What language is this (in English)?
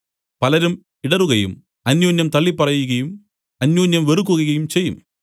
Malayalam